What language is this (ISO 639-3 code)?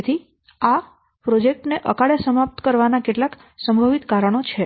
guj